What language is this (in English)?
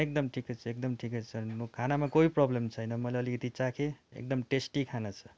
Nepali